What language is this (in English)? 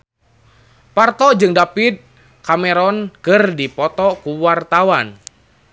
Sundanese